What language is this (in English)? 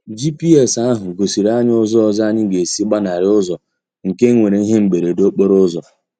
Igbo